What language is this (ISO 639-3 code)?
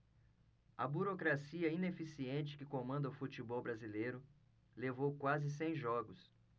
por